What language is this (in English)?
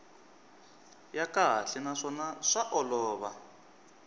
Tsonga